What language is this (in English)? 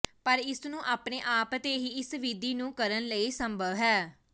Punjabi